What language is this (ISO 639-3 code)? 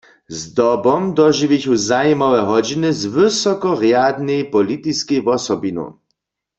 hsb